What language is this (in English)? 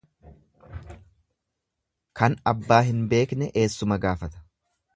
Oromo